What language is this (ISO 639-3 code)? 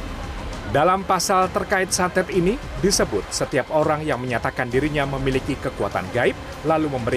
ind